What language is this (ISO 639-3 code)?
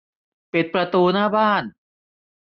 tha